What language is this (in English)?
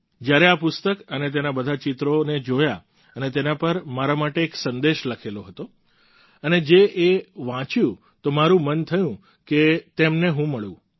Gujarati